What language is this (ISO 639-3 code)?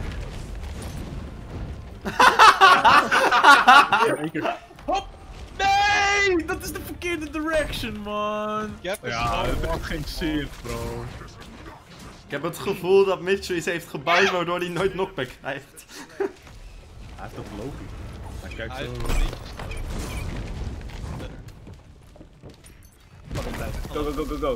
nld